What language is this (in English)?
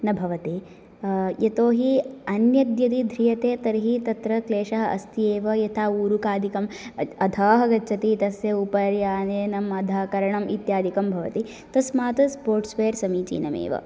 Sanskrit